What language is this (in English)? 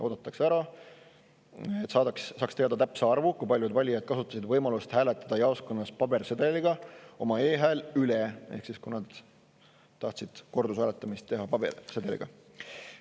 Estonian